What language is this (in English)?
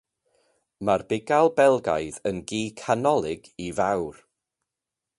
Welsh